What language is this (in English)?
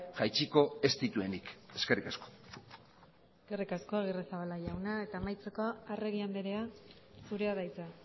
Basque